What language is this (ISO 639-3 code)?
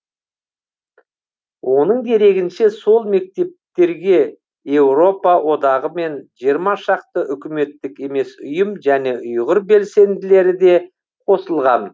kaz